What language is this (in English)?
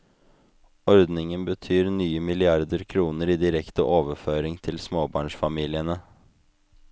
Norwegian